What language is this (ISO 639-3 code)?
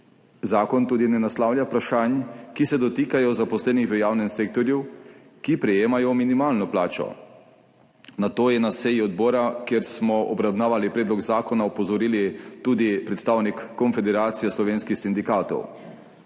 slv